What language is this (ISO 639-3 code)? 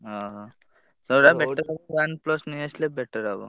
ori